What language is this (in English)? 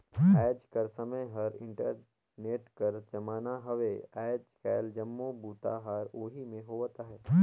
Chhattisgarhi